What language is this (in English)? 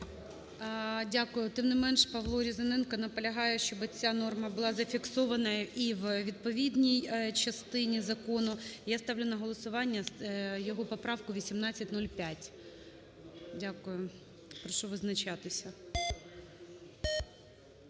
Ukrainian